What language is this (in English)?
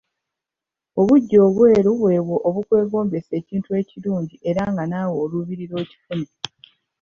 Ganda